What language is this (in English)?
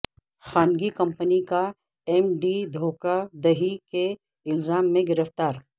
Urdu